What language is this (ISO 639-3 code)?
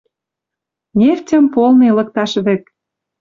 mrj